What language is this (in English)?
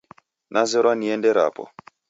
Taita